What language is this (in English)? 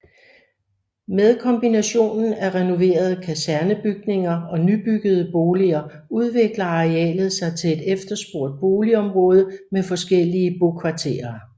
Danish